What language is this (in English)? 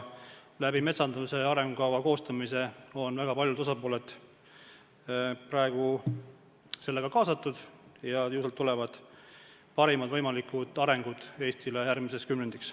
Estonian